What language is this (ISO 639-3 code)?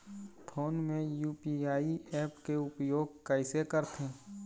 hne